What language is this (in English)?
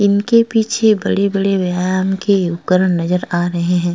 Hindi